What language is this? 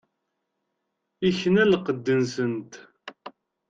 Kabyle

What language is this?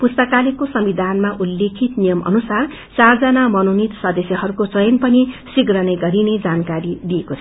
Nepali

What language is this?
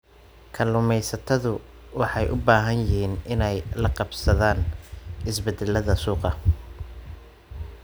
Somali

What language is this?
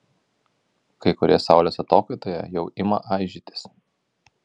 Lithuanian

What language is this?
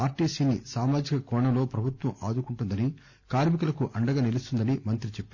Telugu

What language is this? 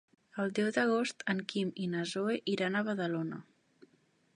Catalan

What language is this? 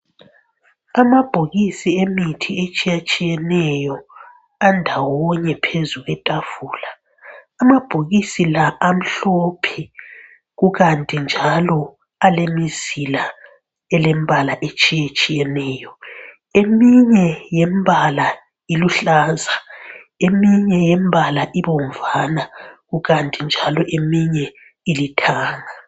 North Ndebele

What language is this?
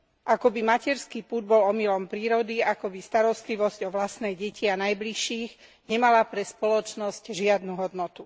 Slovak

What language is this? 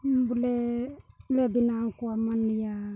Santali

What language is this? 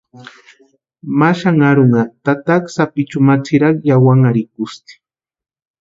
Western Highland Purepecha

